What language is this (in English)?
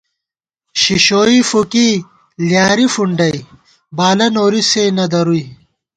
Gawar-Bati